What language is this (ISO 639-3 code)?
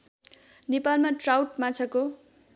nep